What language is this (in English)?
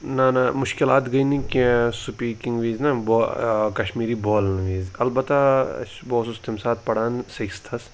Kashmiri